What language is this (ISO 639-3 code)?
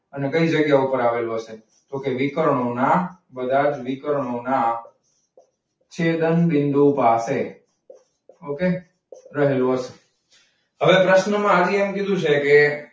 guj